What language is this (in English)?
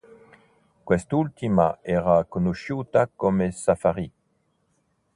Italian